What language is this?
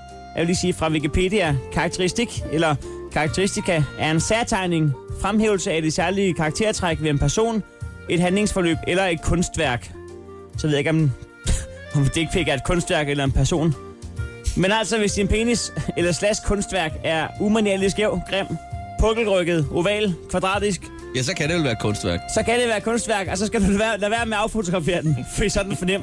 Danish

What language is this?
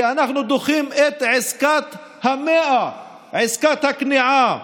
Hebrew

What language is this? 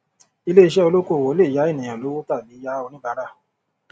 Yoruba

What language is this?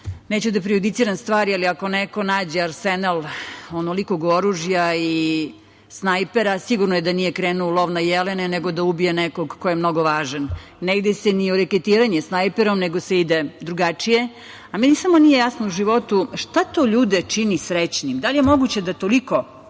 Serbian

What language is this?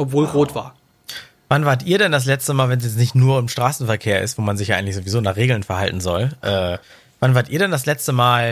German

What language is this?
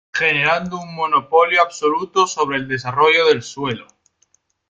Spanish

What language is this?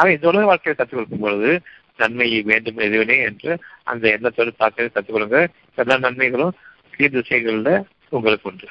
Tamil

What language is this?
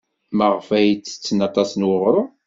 Kabyle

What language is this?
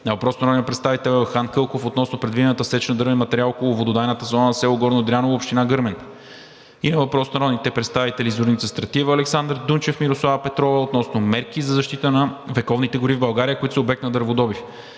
Bulgarian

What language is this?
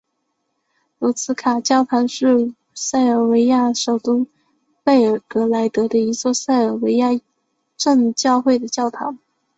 Chinese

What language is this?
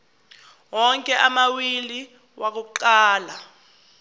Zulu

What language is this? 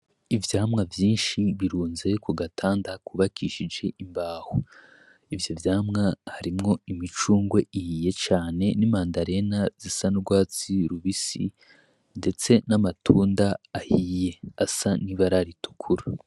Rundi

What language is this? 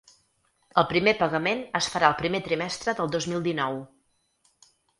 Catalan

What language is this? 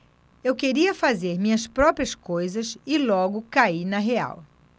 Portuguese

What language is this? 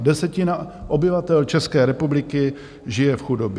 Czech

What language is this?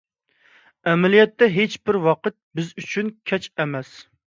Uyghur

